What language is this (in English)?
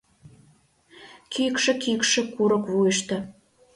Mari